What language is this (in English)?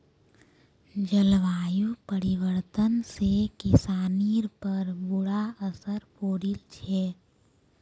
Magahi